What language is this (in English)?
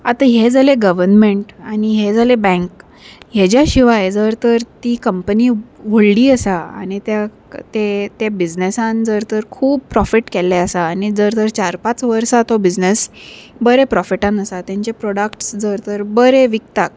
Konkani